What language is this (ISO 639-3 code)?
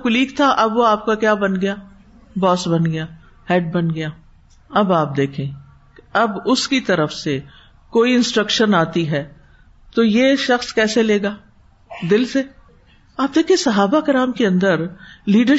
urd